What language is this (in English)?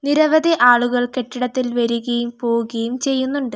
Malayalam